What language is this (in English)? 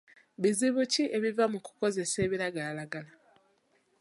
Ganda